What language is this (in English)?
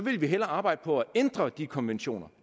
Danish